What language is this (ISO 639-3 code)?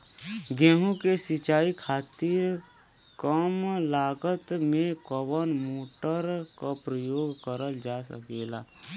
bho